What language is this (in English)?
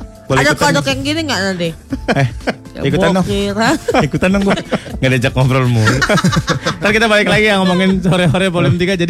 Indonesian